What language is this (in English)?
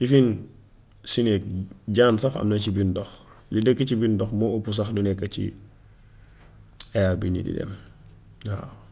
Gambian Wolof